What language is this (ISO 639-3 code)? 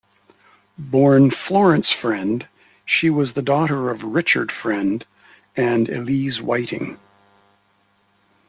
eng